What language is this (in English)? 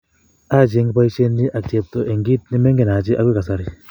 Kalenjin